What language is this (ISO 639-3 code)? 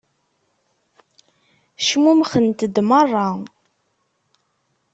kab